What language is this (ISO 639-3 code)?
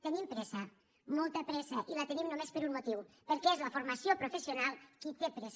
cat